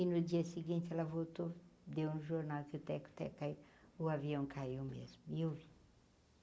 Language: Portuguese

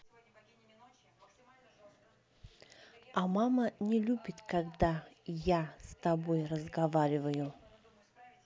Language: Russian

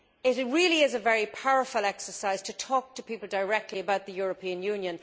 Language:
English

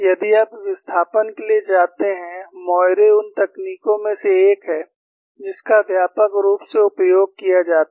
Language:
Hindi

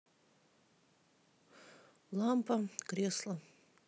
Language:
Russian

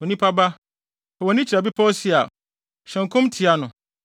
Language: Akan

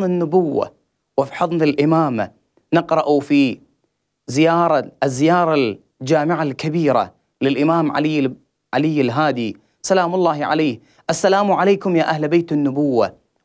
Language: Arabic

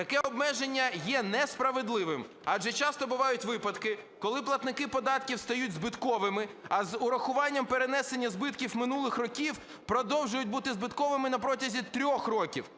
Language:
Ukrainian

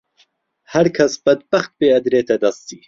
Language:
Central Kurdish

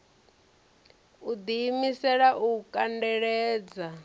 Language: Venda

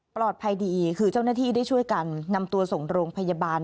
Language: Thai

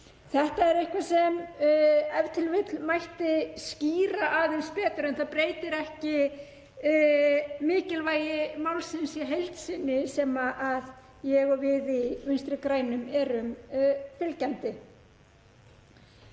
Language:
Icelandic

